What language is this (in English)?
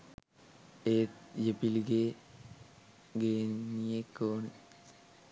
Sinhala